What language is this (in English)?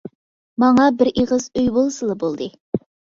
Uyghur